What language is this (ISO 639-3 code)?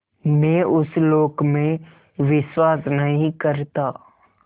hin